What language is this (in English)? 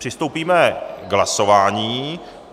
Czech